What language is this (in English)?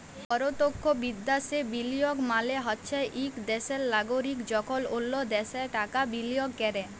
Bangla